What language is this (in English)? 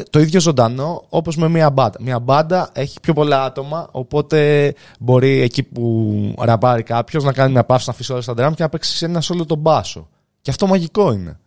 Greek